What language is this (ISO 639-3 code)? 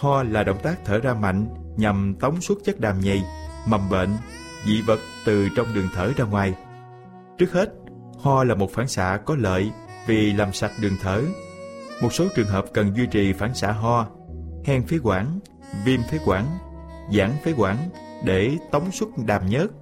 vie